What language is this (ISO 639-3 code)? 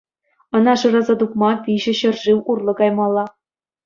chv